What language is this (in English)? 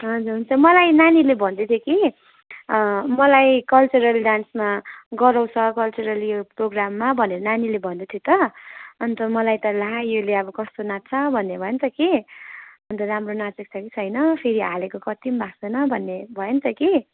Nepali